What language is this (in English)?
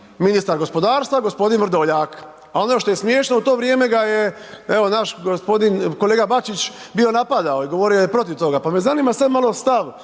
Croatian